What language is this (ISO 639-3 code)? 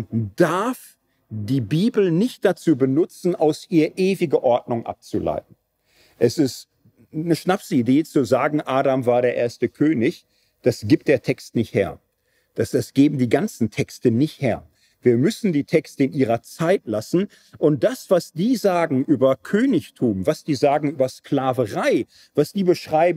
deu